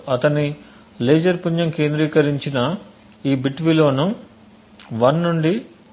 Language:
Telugu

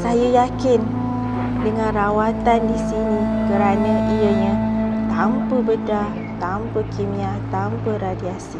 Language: Malay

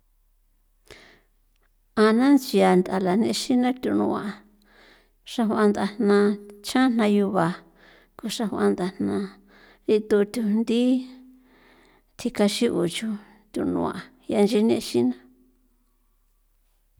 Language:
San Felipe Otlaltepec Popoloca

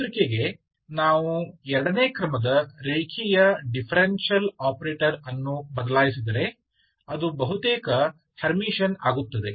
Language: Kannada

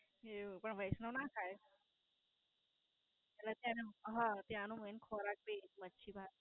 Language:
Gujarati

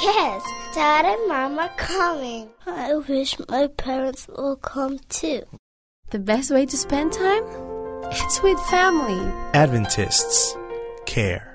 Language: Filipino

